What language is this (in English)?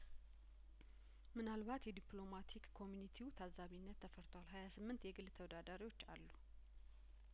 Amharic